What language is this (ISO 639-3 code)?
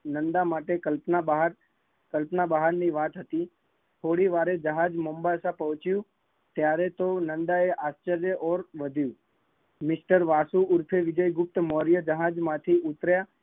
guj